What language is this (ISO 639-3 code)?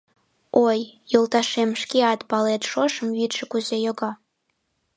chm